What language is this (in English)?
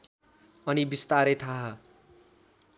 Nepali